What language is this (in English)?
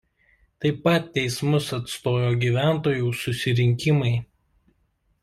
Lithuanian